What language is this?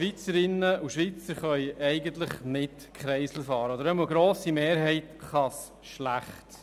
Swiss German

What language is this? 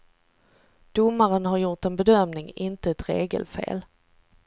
Swedish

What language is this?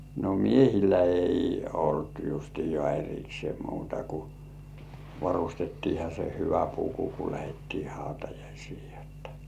Finnish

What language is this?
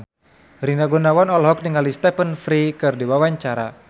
Sundanese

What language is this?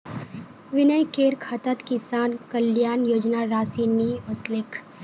Magahi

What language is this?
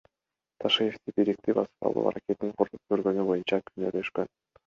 Kyrgyz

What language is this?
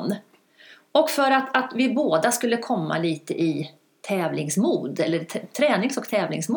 Swedish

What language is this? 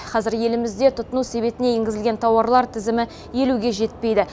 Kazakh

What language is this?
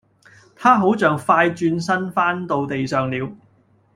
Cantonese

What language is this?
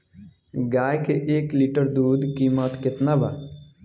Bhojpuri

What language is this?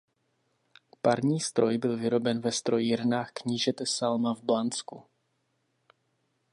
Czech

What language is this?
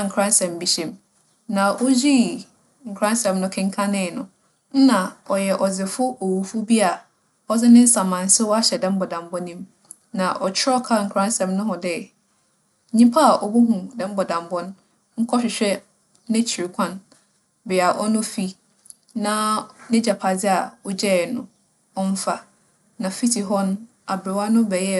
Akan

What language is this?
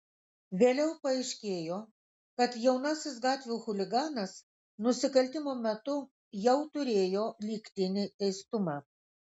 Lithuanian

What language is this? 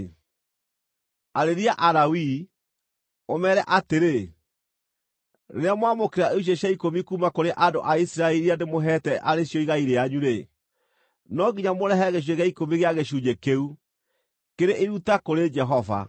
Kikuyu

